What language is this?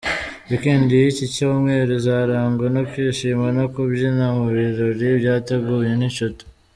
Kinyarwanda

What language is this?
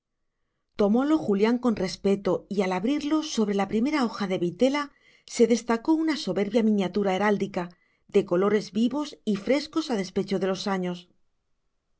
Spanish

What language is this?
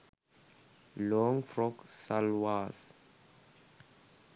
Sinhala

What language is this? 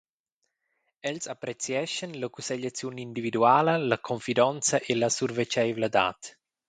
Romansh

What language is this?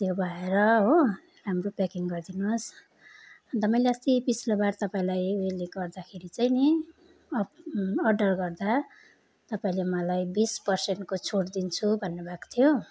Nepali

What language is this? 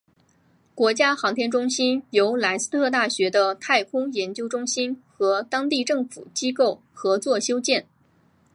Chinese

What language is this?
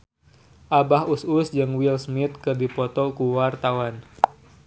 Sundanese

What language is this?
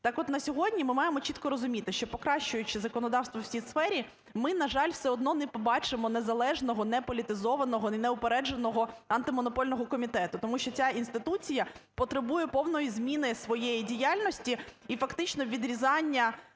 Ukrainian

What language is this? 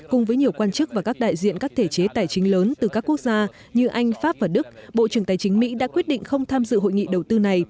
Vietnamese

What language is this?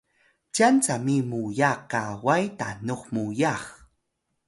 Atayal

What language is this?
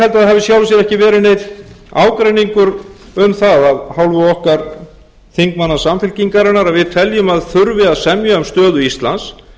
Icelandic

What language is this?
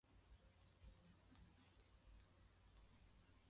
Swahili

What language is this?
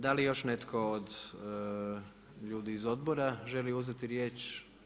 Croatian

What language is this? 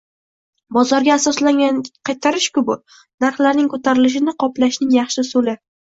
Uzbek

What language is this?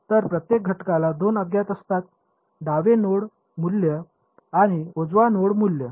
Marathi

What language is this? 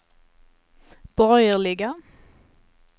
Swedish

